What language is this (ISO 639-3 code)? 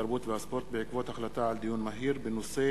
heb